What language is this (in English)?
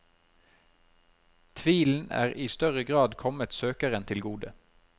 Norwegian